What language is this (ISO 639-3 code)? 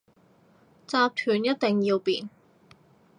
yue